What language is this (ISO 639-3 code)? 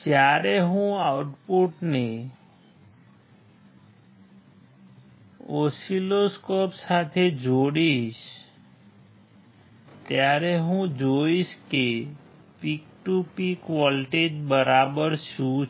guj